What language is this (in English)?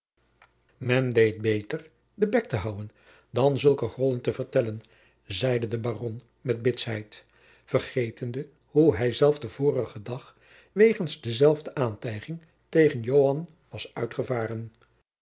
Dutch